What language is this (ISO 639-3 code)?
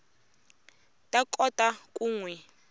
tso